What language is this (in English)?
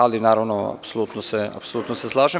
Serbian